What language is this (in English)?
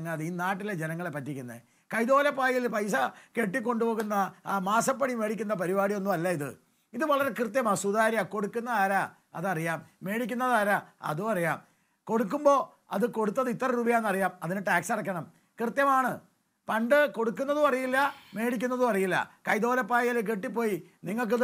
Malayalam